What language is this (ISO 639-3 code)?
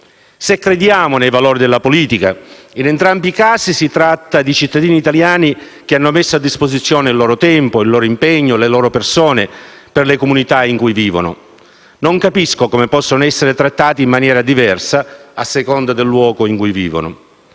ita